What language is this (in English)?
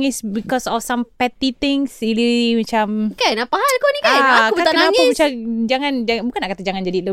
Malay